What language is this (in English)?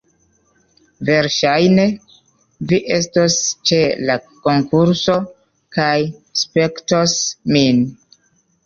Esperanto